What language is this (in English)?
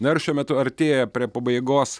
Lithuanian